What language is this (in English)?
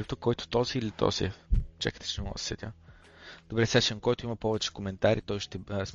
Bulgarian